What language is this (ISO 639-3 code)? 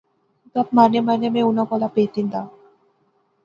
phr